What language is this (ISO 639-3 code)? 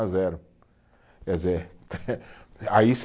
por